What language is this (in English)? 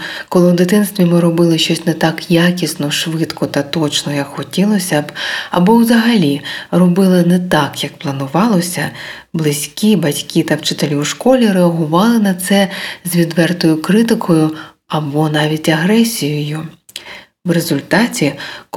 Ukrainian